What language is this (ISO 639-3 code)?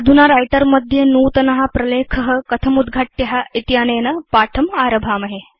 san